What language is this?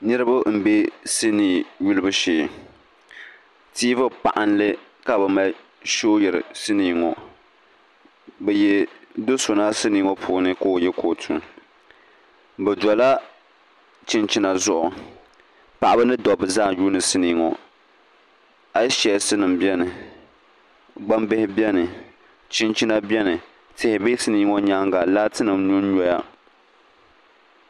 Dagbani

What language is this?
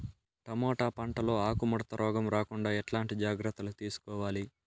Telugu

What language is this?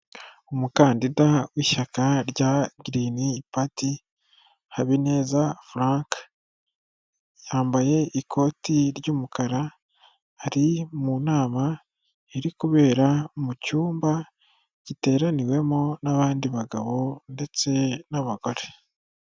Kinyarwanda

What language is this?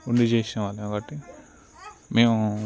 Telugu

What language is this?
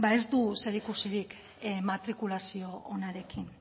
Basque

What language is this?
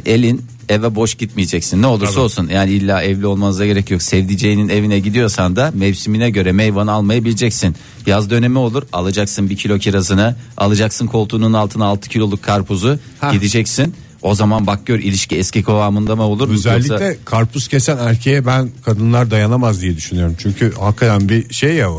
Turkish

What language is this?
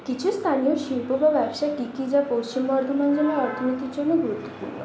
Bangla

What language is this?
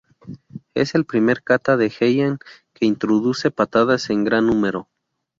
Spanish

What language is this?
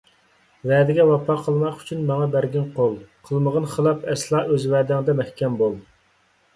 Uyghur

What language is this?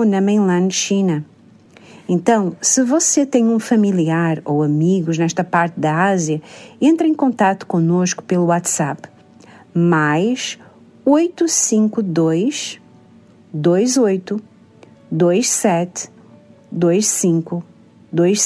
Portuguese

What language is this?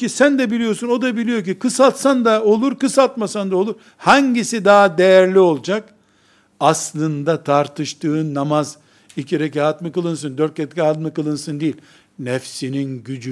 Turkish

